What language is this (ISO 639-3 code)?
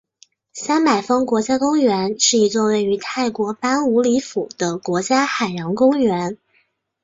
zho